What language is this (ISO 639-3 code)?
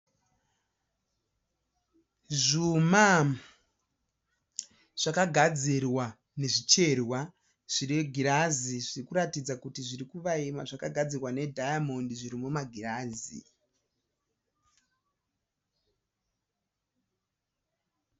sna